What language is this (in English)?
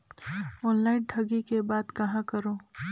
Chhattisgarhi